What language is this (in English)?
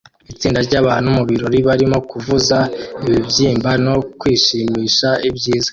Kinyarwanda